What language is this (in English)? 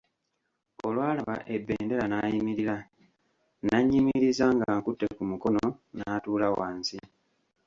Ganda